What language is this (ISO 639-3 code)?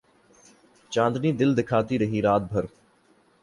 urd